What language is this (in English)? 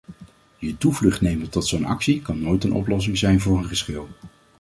Dutch